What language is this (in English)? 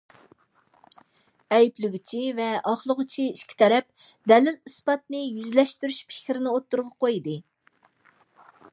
Uyghur